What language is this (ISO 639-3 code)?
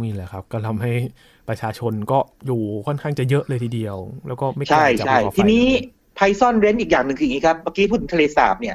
tha